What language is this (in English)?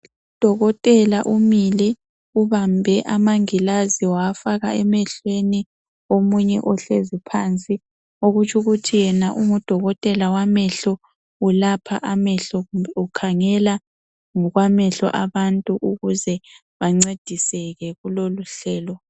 North Ndebele